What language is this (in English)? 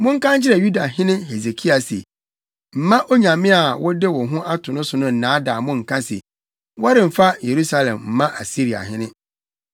Akan